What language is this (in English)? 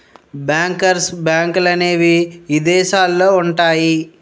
Telugu